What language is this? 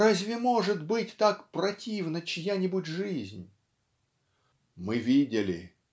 Russian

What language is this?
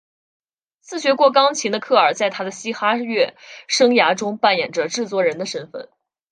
Chinese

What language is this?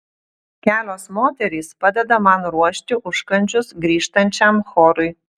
Lithuanian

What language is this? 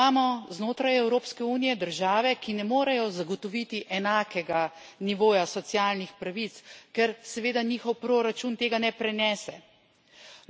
Slovenian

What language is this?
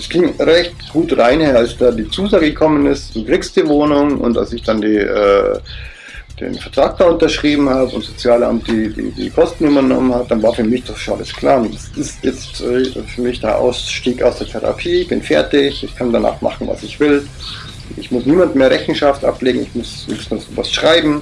German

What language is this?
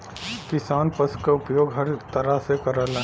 Bhojpuri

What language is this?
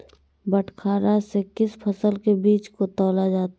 Magahi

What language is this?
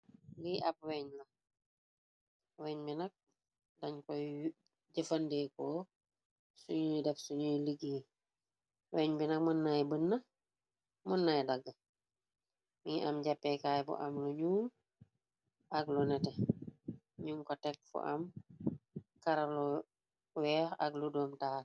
Wolof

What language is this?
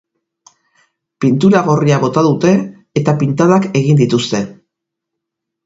Basque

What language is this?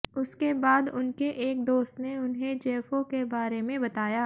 Hindi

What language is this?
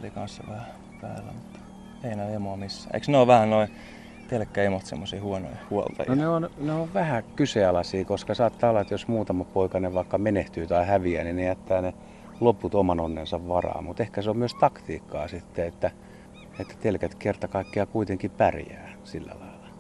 Finnish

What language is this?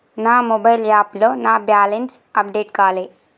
Telugu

